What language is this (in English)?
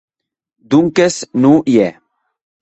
Occitan